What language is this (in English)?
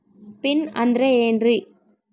Kannada